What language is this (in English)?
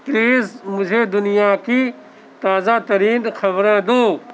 Urdu